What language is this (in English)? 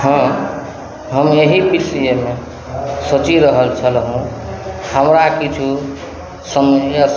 Maithili